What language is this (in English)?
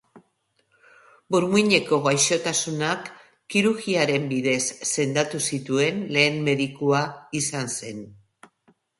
Basque